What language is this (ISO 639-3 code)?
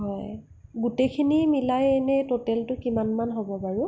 asm